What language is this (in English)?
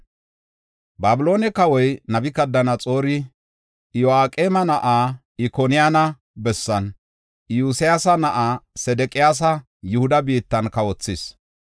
Gofa